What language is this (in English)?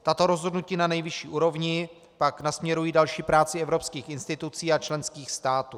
Czech